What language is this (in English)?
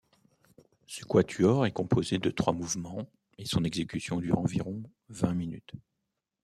French